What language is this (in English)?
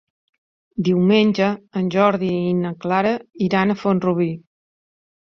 Catalan